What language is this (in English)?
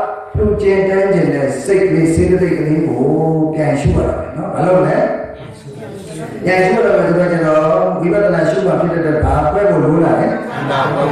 Indonesian